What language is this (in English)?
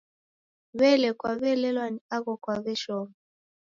Taita